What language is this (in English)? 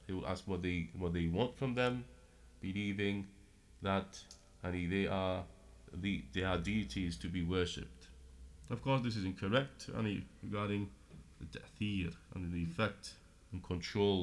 English